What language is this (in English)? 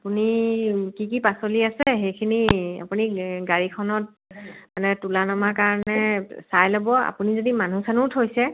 Assamese